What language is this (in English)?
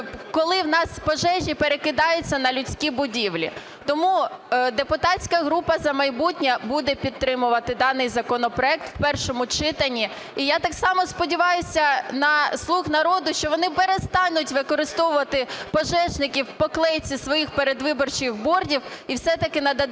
Ukrainian